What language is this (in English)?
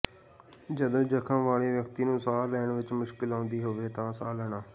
Punjabi